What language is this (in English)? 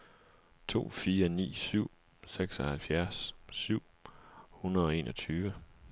Danish